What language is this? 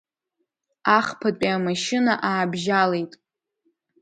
Abkhazian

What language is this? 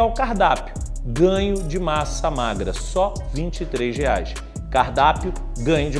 Portuguese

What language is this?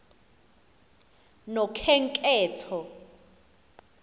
Xhosa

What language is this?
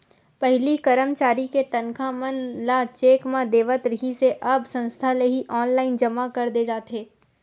Chhattisgarhi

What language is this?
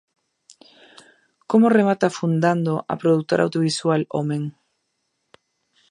Galician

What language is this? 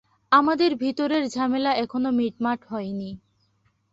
Bangla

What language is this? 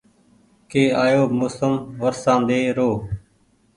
Goaria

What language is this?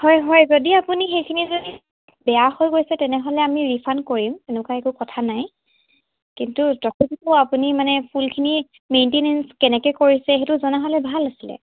Assamese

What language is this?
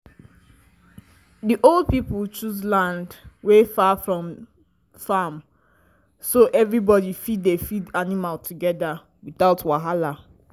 Nigerian Pidgin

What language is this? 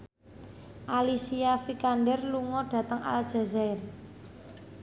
Javanese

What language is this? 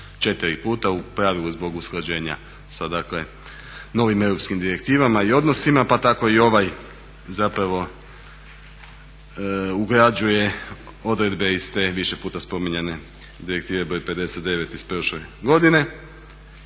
Croatian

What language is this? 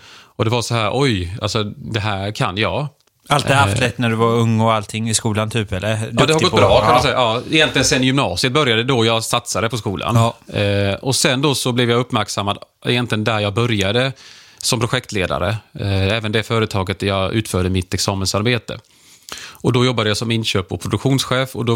Swedish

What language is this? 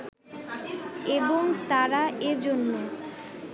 Bangla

